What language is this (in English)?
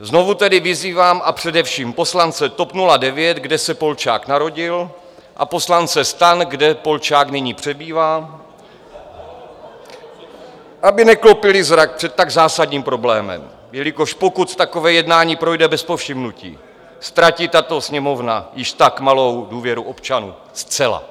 Czech